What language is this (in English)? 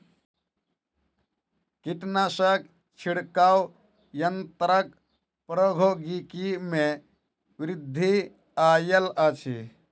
Maithili